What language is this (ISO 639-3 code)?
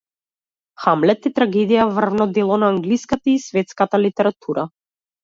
mkd